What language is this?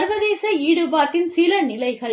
Tamil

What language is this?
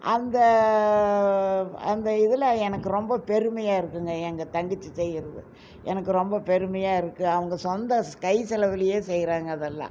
Tamil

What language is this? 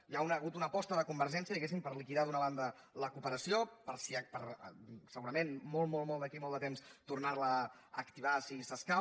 Catalan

